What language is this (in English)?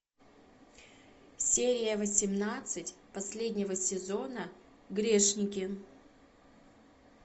Russian